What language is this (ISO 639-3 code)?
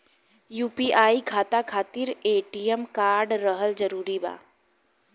bho